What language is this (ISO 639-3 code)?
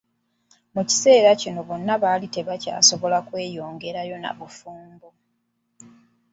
lug